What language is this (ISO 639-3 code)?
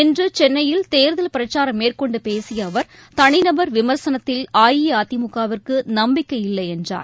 tam